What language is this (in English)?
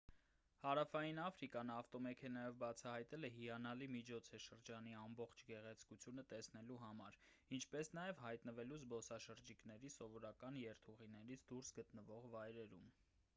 Armenian